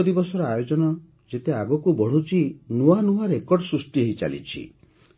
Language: Odia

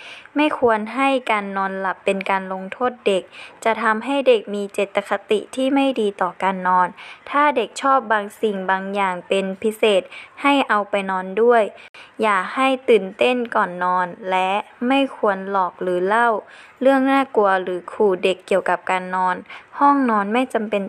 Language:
Thai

